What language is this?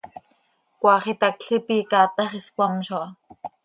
Seri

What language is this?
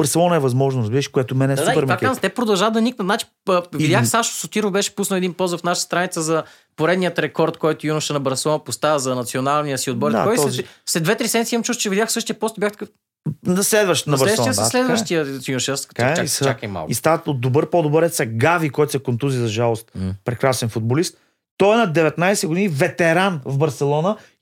Bulgarian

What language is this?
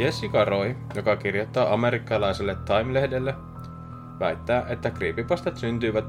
Finnish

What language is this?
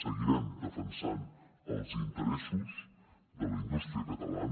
Catalan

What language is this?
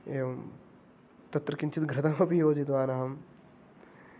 Sanskrit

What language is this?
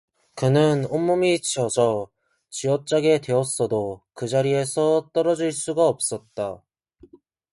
Korean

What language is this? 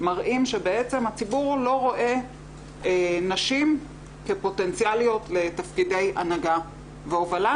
Hebrew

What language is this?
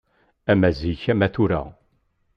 Kabyle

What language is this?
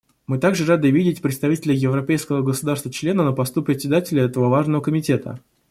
Russian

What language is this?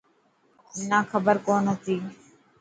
Dhatki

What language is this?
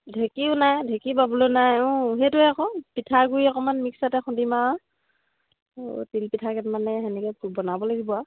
Assamese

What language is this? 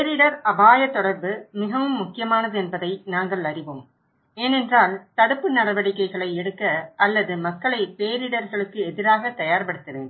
Tamil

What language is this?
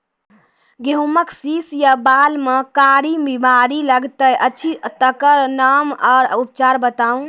Maithili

